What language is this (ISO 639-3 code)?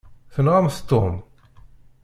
kab